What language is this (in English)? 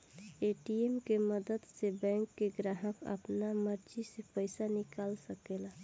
Bhojpuri